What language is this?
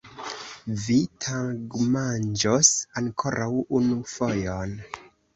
Esperanto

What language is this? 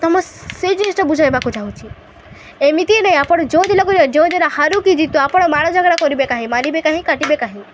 Odia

